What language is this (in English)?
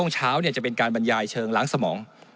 Thai